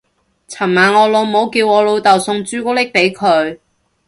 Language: Cantonese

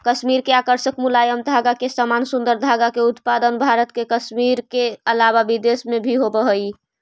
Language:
Magahi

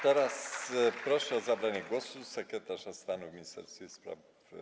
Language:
Polish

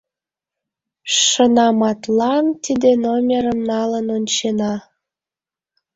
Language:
Mari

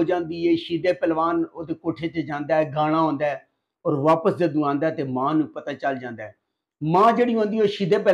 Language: Punjabi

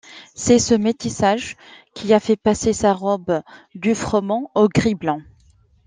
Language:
French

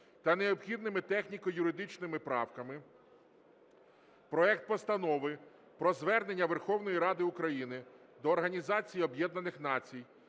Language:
Ukrainian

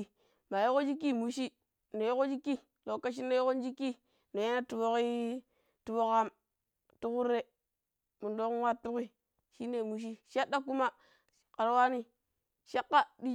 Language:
Pero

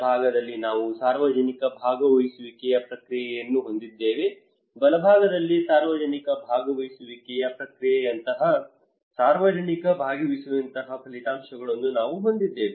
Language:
Kannada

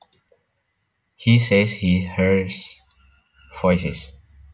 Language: Javanese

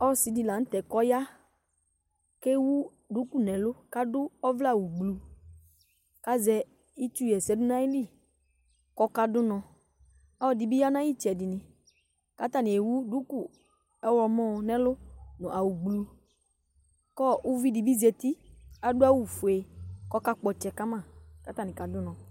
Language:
Ikposo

